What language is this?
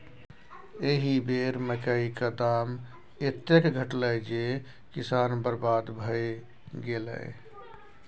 Maithili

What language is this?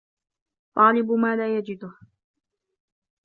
Arabic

